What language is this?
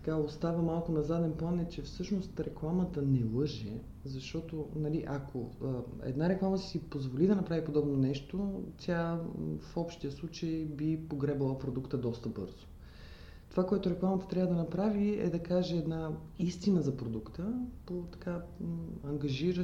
Bulgarian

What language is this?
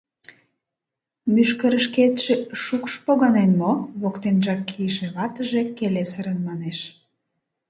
Mari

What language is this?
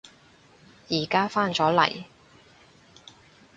Cantonese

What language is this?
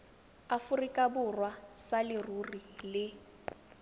Tswana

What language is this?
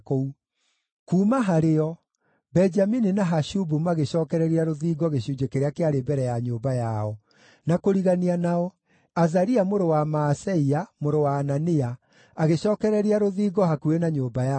Kikuyu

